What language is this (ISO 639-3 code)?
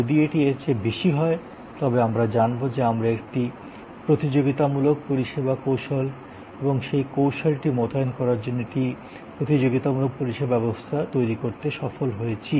ben